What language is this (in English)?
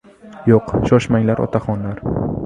Uzbek